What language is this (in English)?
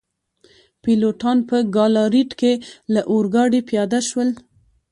Pashto